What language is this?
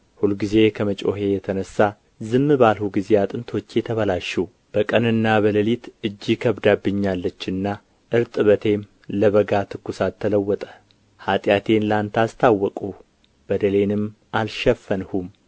Amharic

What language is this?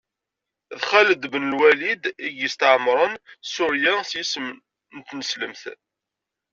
Kabyle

